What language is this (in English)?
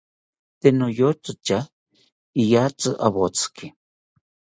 South Ucayali Ashéninka